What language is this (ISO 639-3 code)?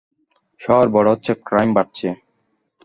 ben